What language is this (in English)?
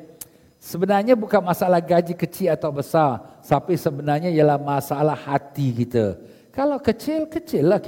Malay